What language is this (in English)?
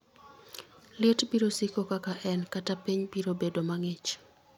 Luo (Kenya and Tanzania)